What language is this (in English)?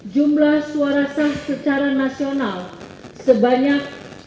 Indonesian